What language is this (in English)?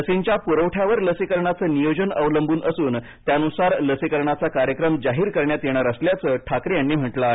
Marathi